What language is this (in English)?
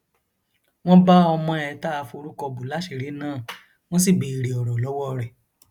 Yoruba